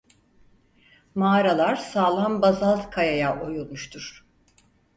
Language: Turkish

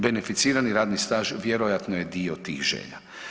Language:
Croatian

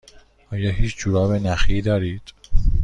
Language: Persian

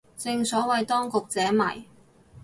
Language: Cantonese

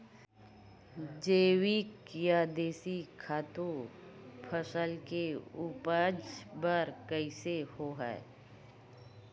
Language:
Chhattisgarhi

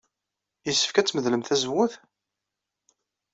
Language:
Kabyle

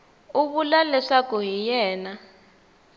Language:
Tsonga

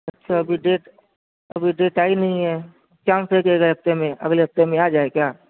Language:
Urdu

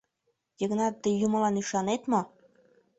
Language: Mari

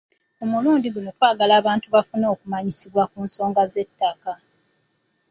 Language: Ganda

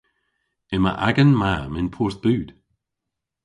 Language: Cornish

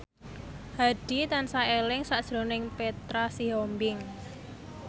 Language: Javanese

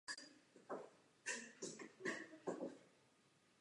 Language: Czech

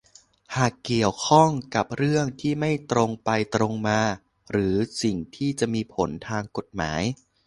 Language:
Thai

